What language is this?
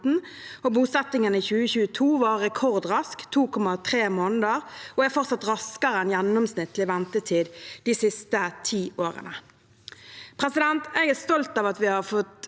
Norwegian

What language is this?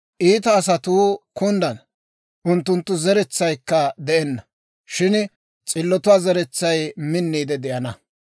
Dawro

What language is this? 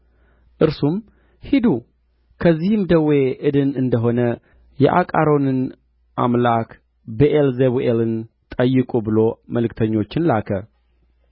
Amharic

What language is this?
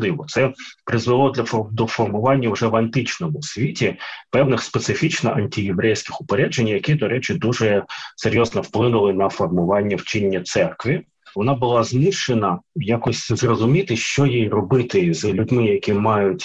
Ukrainian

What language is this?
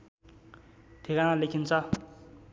Nepali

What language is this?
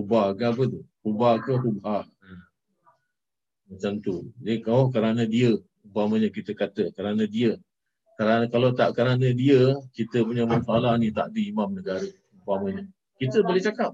Malay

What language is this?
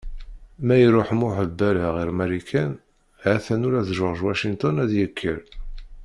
Kabyle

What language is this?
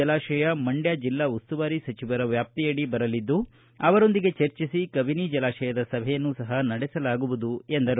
Kannada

